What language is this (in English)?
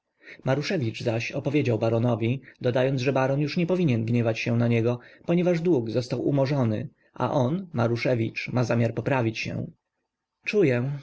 Polish